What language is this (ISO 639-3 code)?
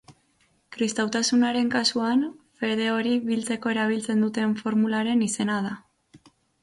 eus